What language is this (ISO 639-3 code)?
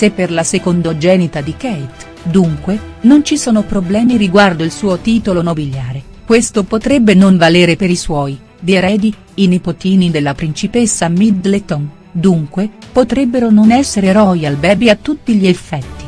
ita